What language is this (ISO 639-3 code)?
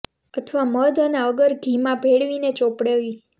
guj